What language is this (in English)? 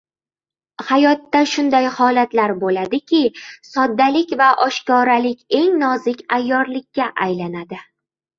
Uzbek